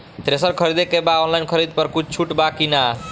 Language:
Bhojpuri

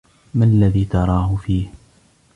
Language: Arabic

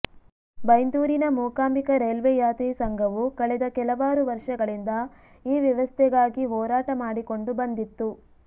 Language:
Kannada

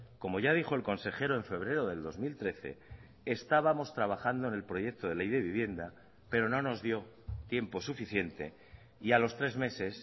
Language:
Spanish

